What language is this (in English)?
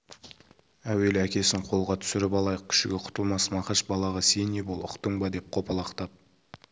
Kazakh